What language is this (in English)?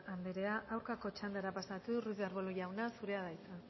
Basque